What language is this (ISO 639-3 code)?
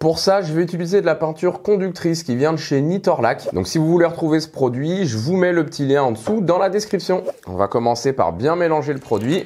fra